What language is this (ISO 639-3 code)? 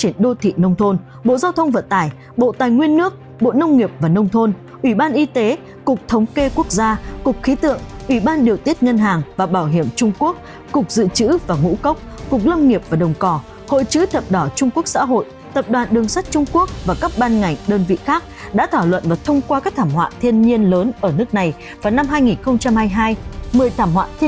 vie